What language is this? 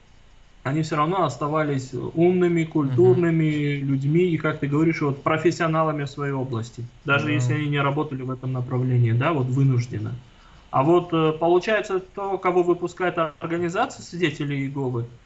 Russian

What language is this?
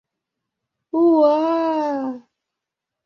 Mari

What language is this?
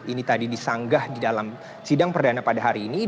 Indonesian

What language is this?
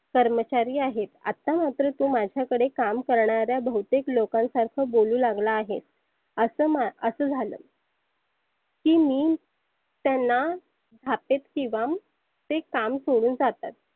Marathi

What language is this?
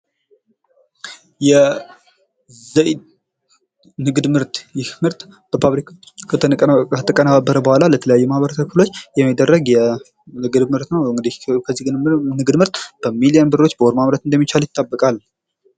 Amharic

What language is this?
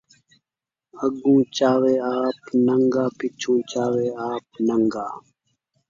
Saraiki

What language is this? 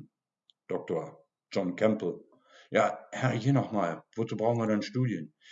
German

